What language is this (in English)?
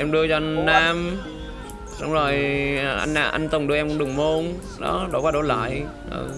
Vietnamese